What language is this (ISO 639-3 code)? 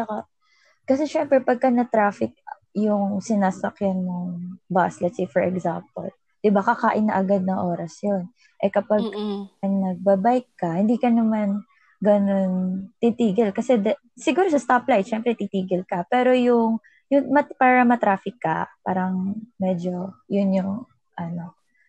fil